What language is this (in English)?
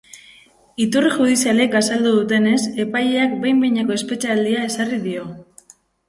Basque